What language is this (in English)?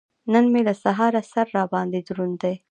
Pashto